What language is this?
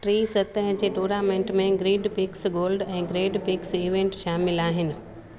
Sindhi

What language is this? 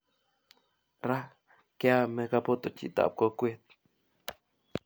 Kalenjin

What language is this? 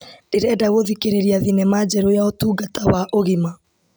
Kikuyu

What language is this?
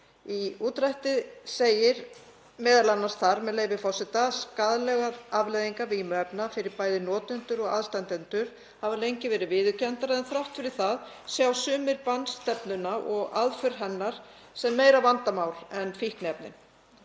Icelandic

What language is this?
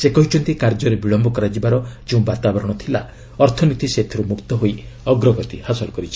Odia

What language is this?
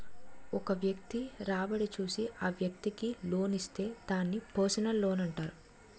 Telugu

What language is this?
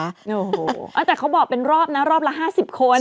Thai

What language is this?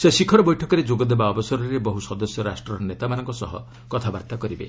Odia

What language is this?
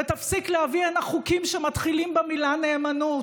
Hebrew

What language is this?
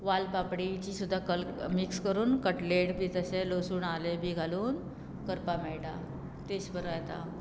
Konkani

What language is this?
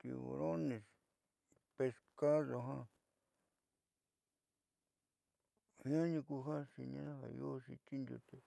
Southeastern Nochixtlán Mixtec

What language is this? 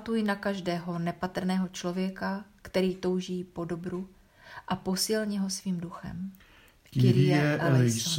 Czech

